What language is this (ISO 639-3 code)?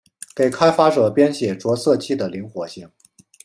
zho